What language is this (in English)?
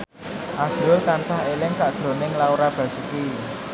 Javanese